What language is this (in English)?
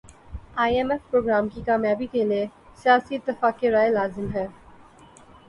Urdu